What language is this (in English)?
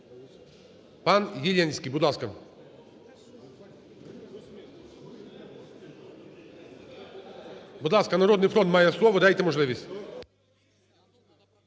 Ukrainian